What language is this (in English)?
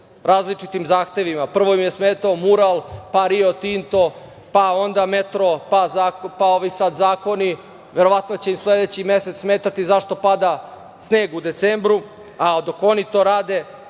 Serbian